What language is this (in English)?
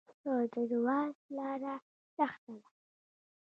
Pashto